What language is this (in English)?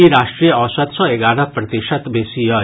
Maithili